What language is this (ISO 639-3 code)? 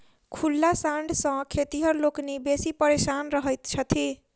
mai